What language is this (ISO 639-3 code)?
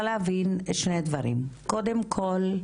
heb